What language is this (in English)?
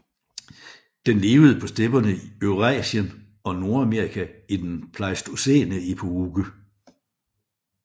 Danish